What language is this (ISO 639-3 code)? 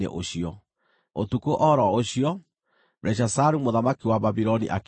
kik